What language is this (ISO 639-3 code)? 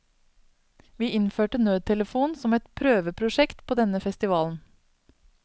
nor